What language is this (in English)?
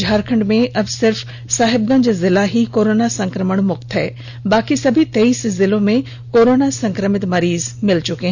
Hindi